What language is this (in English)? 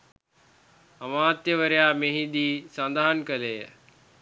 Sinhala